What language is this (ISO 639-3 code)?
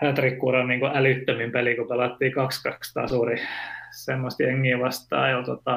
fin